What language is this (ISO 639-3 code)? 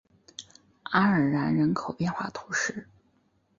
zho